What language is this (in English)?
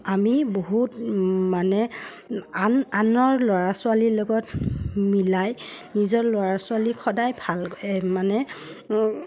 Assamese